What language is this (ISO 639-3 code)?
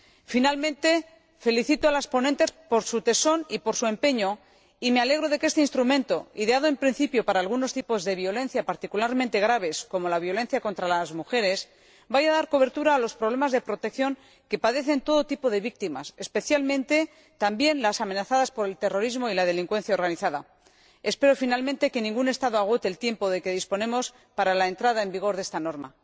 spa